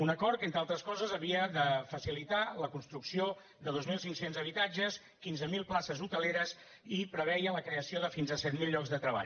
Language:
Catalan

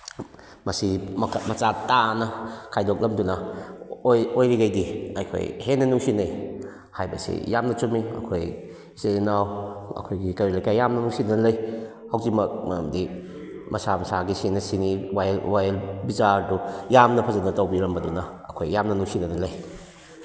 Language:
Manipuri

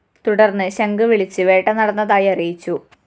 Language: Malayalam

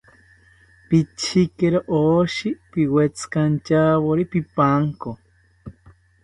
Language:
South Ucayali Ashéninka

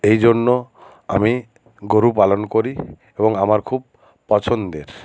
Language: Bangla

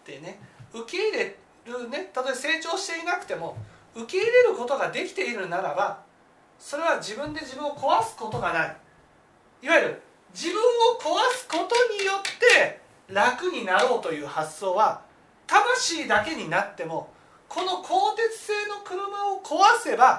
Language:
Japanese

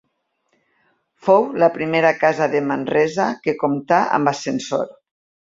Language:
Catalan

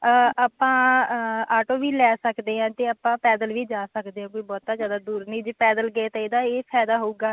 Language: Punjabi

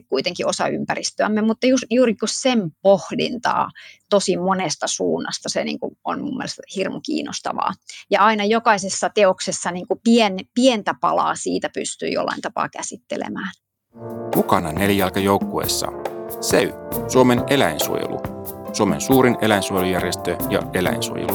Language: Finnish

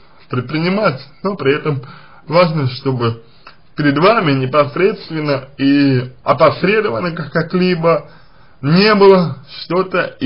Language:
Russian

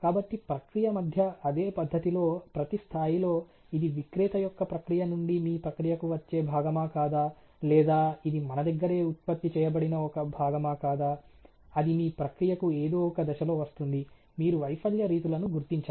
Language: Telugu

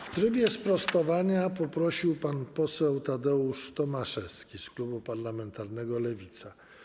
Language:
Polish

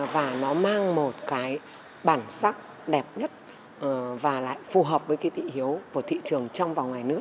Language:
Vietnamese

